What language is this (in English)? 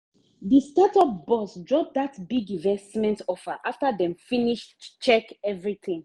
Nigerian Pidgin